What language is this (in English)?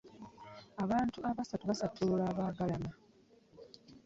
Ganda